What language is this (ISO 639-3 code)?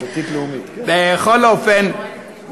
heb